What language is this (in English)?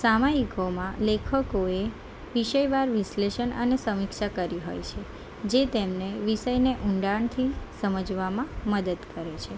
Gujarati